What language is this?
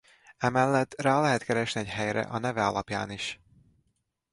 Hungarian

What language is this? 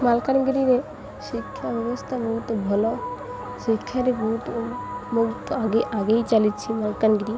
Odia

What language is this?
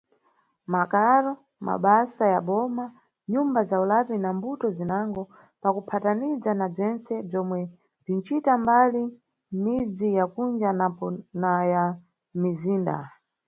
Nyungwe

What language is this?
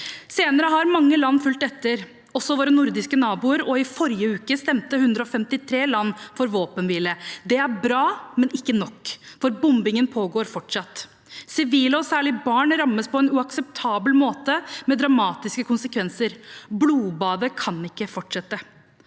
Norwegian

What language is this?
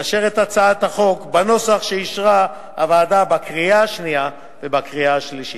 Hebrew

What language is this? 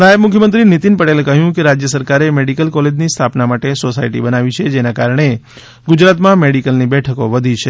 Gujarati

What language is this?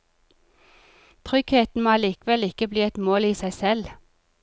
Norwegian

